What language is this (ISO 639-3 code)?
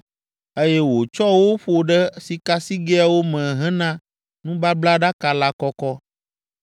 ewe